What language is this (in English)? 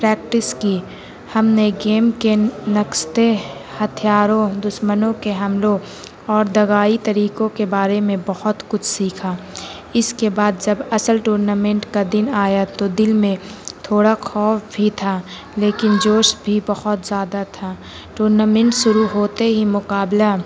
Urdu